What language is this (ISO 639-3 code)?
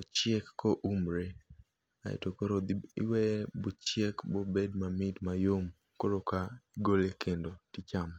luo